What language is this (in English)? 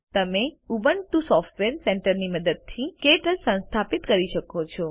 Gujarati